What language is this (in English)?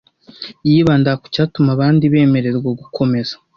Kinyarwanda